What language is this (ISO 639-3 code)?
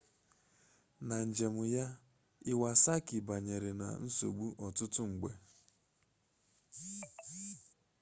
ibo